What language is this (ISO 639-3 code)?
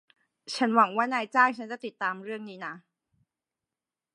tha